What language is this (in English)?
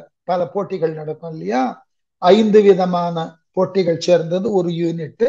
Tamil